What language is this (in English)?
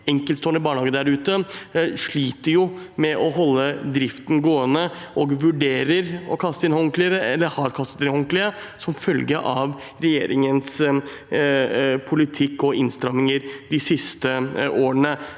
Norwegian